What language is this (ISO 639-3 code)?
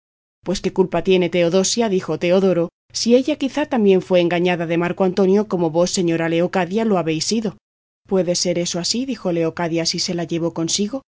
spa